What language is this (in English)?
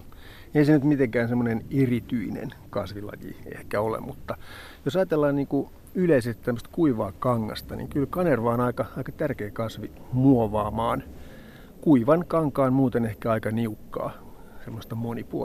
Finnish